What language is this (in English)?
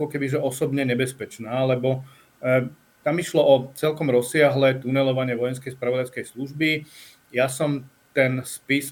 Slovak